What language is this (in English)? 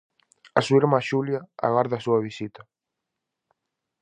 Galician